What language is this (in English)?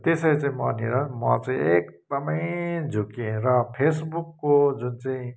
Nepali